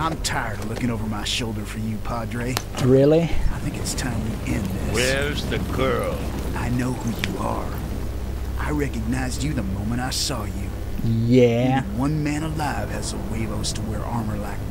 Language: Polish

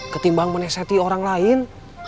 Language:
Indonesian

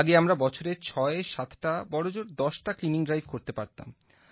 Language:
Bangla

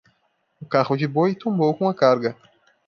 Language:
Portuguese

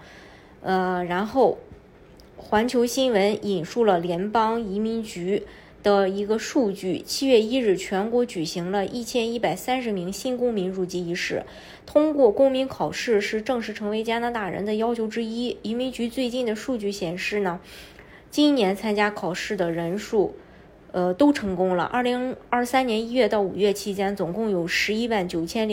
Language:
Chinese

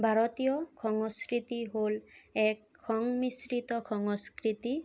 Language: Assamese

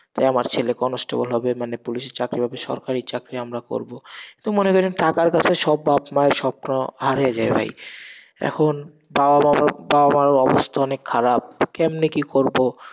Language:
Bangla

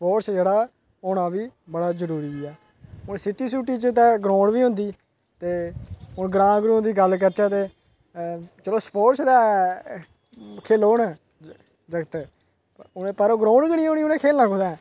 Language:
Dogri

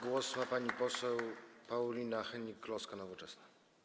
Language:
Polish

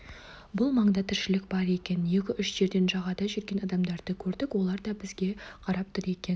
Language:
Kazakh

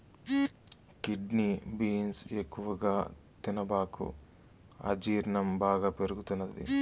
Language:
Telugu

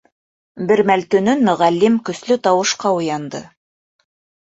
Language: Bashkir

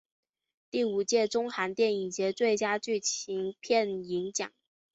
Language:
Chinese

